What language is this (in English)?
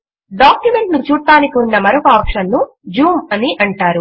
Telugu